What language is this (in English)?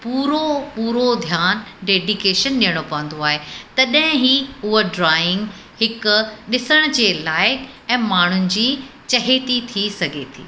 Sindhi